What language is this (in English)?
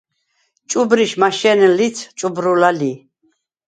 Svan